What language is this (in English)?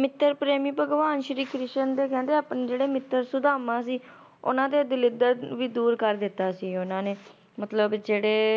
Punjabi